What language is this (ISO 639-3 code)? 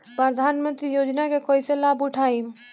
bho